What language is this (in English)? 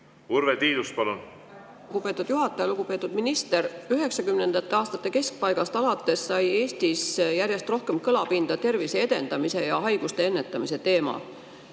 Estonian